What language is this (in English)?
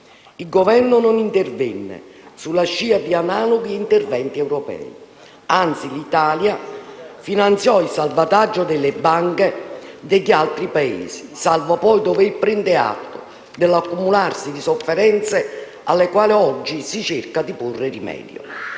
Italian